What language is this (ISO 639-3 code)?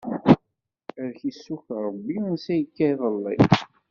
kab